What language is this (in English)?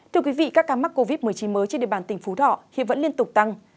Vietnamese